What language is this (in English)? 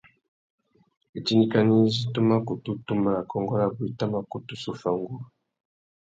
Tuki